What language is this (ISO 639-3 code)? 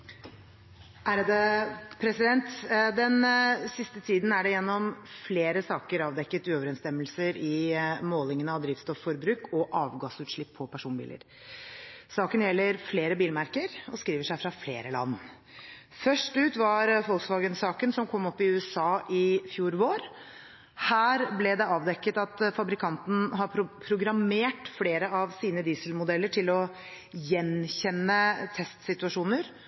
nob